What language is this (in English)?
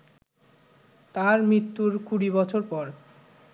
Bangla